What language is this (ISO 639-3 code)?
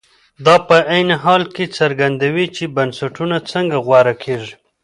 pus